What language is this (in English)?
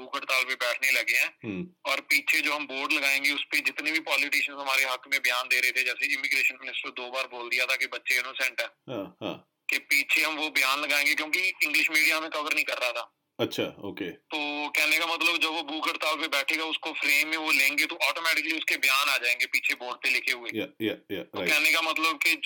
Punjabi